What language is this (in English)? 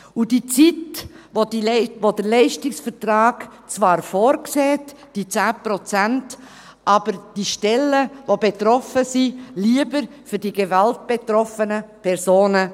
Swiss German